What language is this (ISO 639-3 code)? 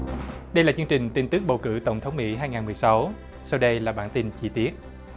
vie